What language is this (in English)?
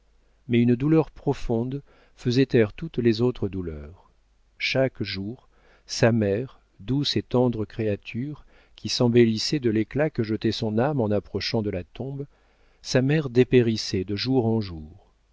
French